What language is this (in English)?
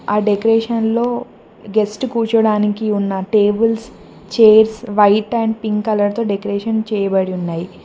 Telugu